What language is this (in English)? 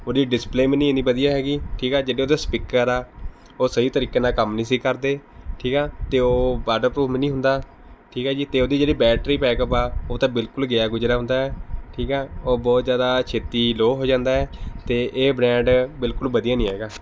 Punjabi